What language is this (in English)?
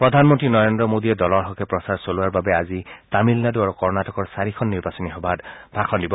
Assamese